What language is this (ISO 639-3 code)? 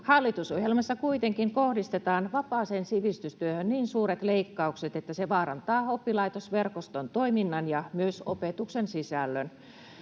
fin